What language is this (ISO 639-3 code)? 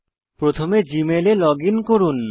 ben